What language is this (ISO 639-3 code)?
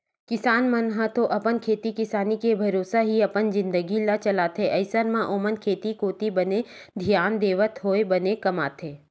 hne